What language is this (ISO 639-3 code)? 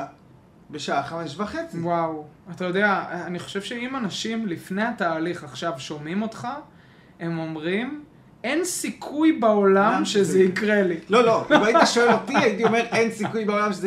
heb